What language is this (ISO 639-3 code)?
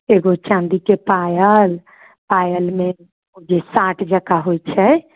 mai